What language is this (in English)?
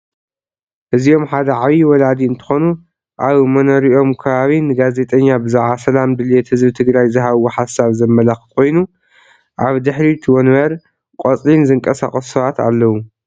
Tigrinya